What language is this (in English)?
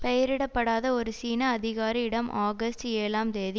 Tamil